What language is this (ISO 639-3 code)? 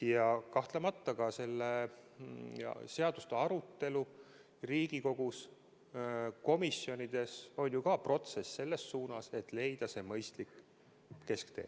est